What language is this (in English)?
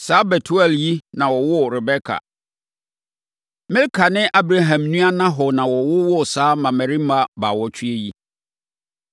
Akan